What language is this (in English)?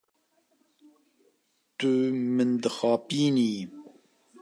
Kurdish